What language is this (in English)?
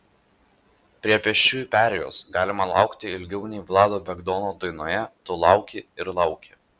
Lithuanian